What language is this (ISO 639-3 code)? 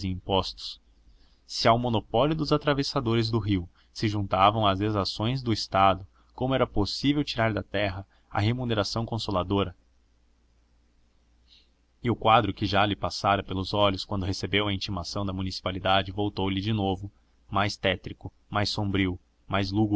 por